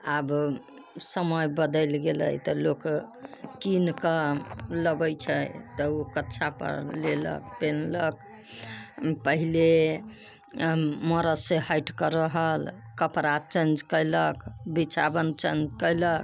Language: Maithili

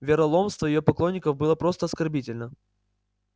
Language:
Russian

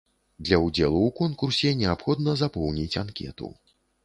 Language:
Belarusian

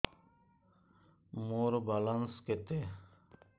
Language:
Odia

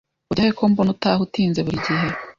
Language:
Kinyarwanda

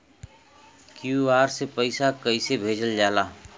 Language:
Bhojpuri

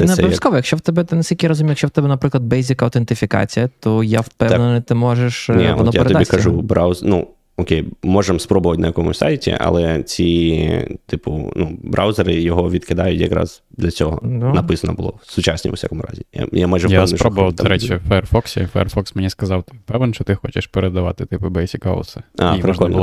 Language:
Ukrainian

